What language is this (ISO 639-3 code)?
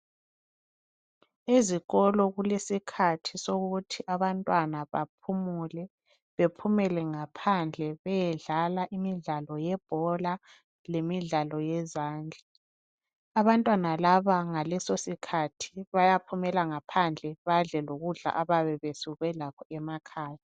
nde